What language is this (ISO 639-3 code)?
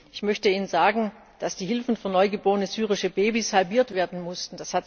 deu